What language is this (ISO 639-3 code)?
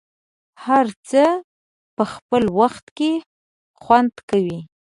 pus